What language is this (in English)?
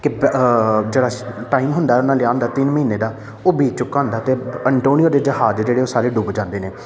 Punjabi